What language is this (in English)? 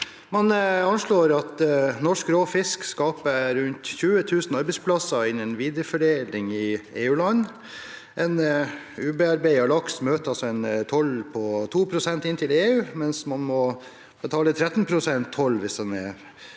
Norwegian